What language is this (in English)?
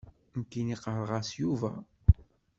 Kabyle